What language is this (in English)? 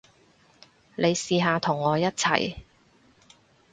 Cantonese